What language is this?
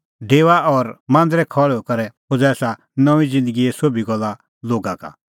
Kullu Pahari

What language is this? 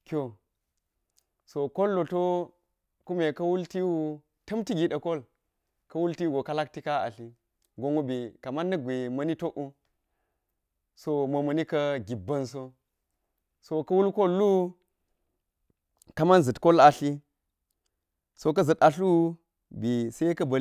Geji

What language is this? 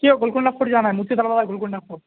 Urdu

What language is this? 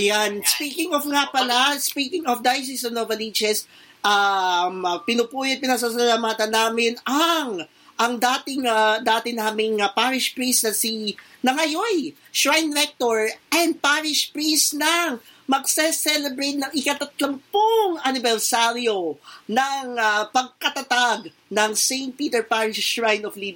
Filipino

